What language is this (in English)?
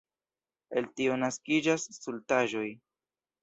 Esperanto